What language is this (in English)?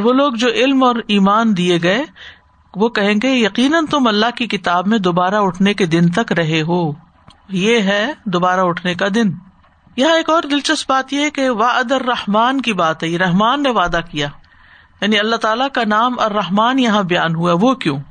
Urdu